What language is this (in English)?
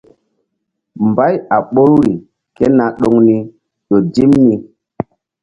Mbum